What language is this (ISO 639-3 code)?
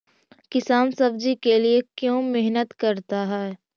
mag